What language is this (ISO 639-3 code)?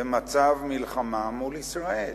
heb